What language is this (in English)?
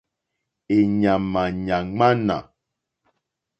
Mokpwe